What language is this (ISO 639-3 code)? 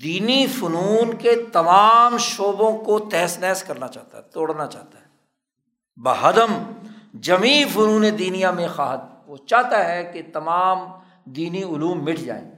urd